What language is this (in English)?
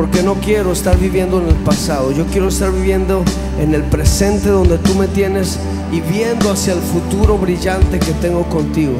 Spanish